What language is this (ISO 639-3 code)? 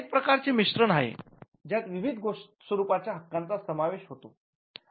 mar